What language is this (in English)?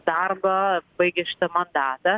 Lithuanian